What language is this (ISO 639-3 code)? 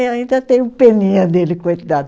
por